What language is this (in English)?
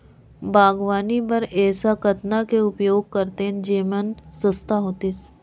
Chhattisgarhi